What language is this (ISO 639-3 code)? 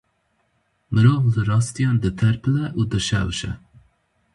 kur